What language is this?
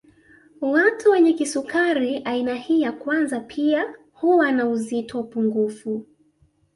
Swahili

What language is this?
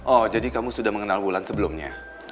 Indonesian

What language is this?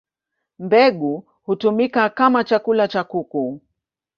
Swahili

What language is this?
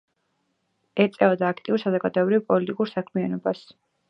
Georgian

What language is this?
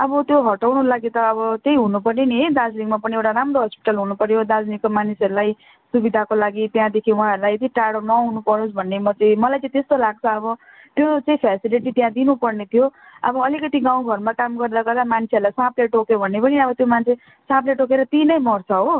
Nepali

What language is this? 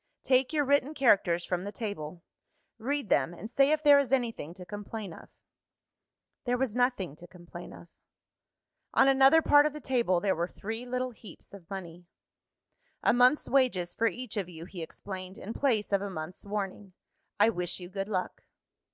English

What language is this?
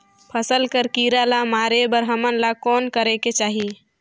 Chhattisgarhi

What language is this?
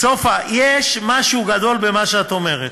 Hebrew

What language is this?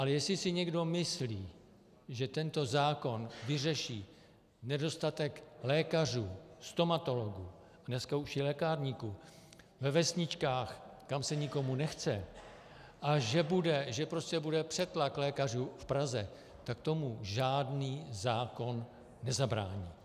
Czech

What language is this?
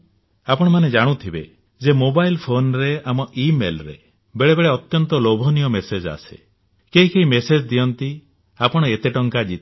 Odia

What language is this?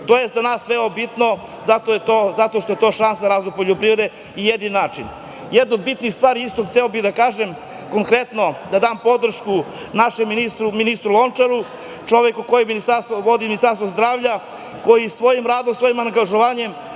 Serbian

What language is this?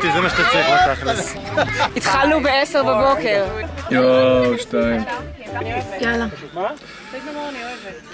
Hebrew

